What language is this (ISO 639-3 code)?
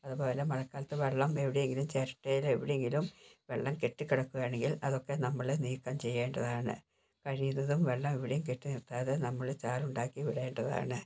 mal